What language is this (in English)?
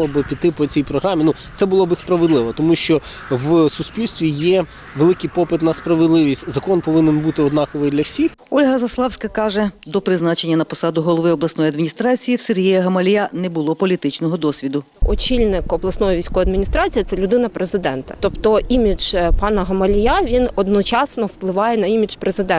Ukrainian